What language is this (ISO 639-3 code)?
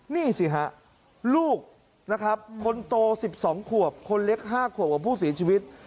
tha